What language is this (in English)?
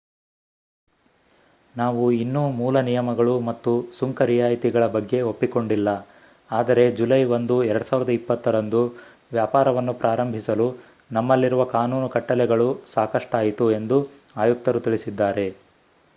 Kannada